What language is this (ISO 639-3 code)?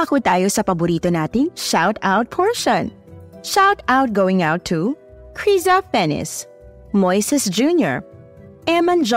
fil